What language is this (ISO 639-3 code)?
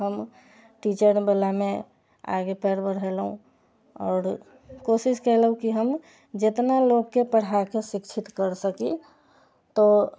mai